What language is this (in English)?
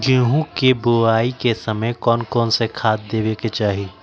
Magahi